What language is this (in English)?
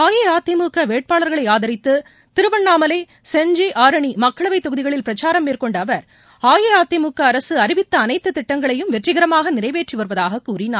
Tamil